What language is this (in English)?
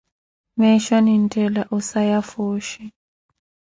Koti